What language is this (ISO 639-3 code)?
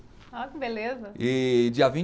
por